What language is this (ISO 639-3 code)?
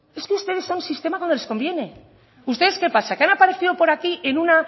spa